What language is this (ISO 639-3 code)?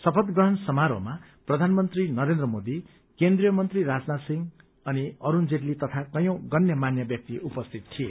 nep